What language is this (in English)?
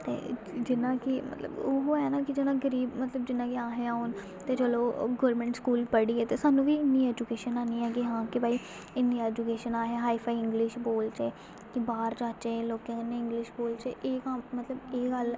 Dogri